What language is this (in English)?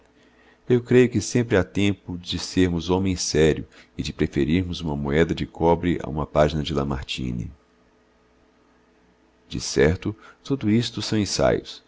Portuguese